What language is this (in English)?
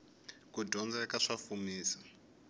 Tsonga